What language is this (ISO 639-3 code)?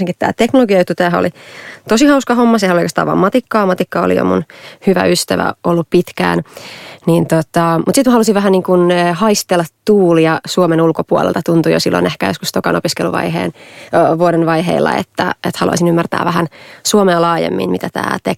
fin